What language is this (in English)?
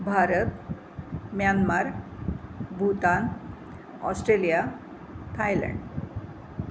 Marathi